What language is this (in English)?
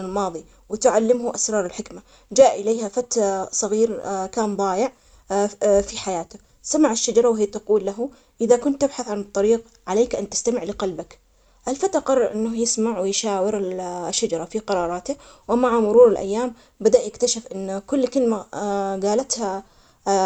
Omani Arabic